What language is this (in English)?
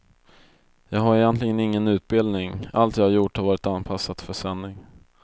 Swedish